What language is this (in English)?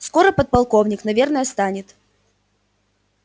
Russian